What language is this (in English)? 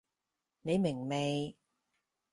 Cantonese